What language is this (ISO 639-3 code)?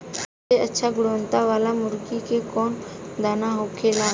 bho